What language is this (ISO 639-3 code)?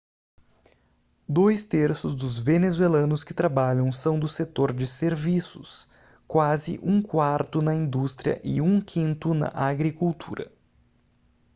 por